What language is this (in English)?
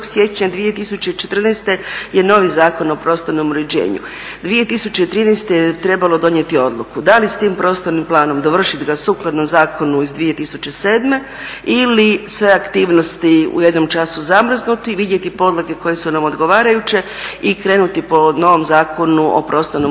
Croatian